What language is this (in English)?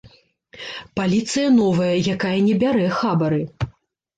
Belarusian